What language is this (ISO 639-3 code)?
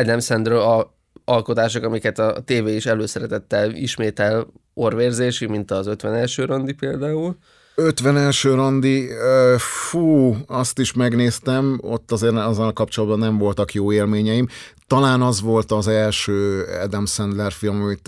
hun